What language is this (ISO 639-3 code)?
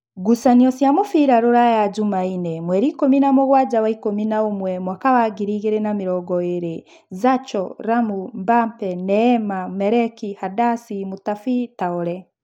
kik